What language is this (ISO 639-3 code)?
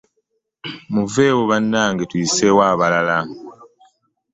lug